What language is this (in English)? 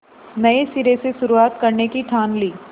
Hindi